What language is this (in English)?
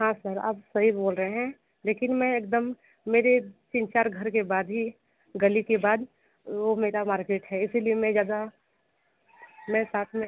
Hindi